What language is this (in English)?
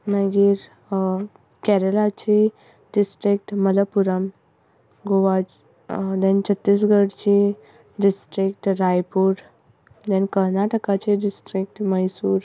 Konkani